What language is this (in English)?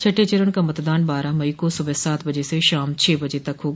Hindi